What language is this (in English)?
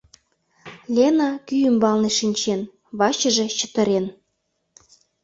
Mari